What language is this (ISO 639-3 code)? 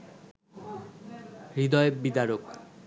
ben